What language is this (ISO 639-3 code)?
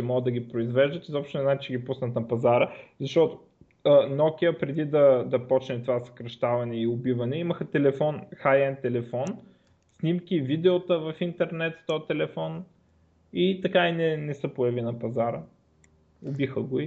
bul